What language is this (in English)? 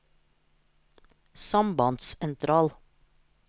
Norwegian